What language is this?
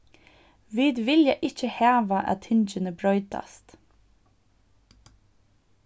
Faroese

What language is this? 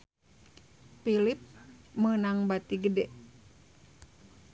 Sundanese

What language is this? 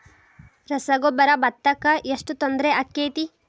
Kannada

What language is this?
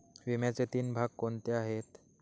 Marathi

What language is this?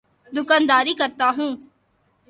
Urdu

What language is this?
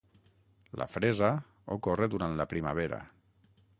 Catalan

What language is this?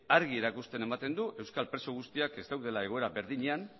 Basque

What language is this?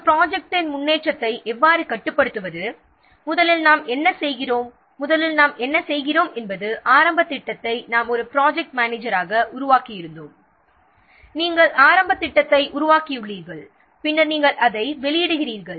Tamil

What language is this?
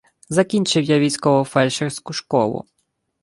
Ukrainian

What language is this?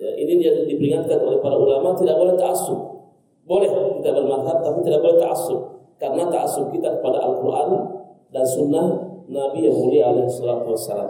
Indonesian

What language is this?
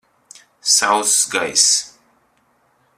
Latvian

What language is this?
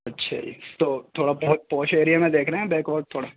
Urdu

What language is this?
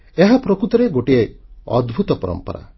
Odia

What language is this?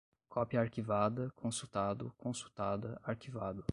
Portuguese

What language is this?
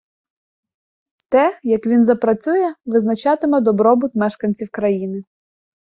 Ukrainian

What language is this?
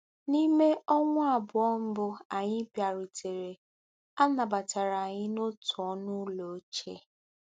Igbo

